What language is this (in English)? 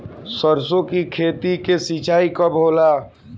Bhojpuri